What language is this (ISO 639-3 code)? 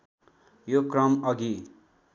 nep